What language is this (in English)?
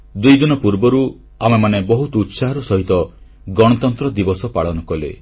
Odia